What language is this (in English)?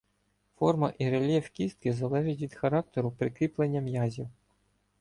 Ukrainian